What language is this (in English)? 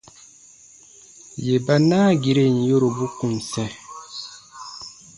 Baatonum